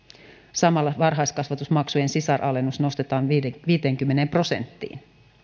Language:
Finnish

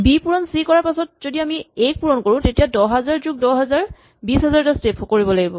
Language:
Assamese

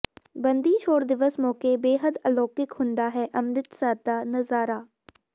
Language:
Punjabi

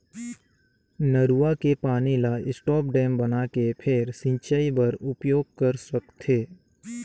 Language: Chhattisgarhi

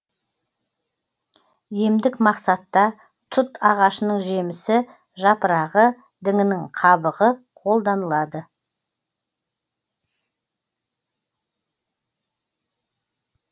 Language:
Kazakh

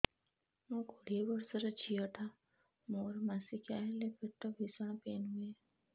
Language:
Odia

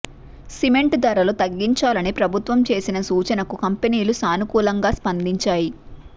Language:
Telugu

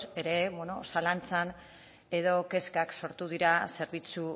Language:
Basque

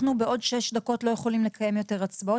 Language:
Hebrew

